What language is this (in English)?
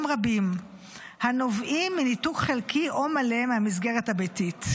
Hebrew